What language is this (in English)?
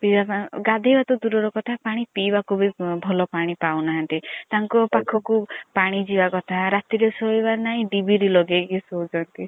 Odia